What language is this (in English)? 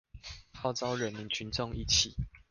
Chinese